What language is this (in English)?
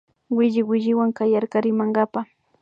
Imbabura Highland Quichua